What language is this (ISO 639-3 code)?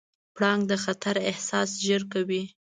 pus